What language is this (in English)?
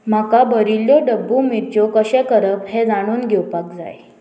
Konkani